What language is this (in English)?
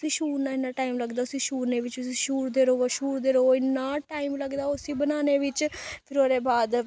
Dogri